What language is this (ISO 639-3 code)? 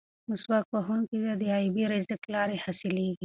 pus